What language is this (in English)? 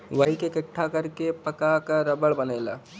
Bhojpuri